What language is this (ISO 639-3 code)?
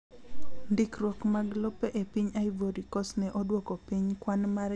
luo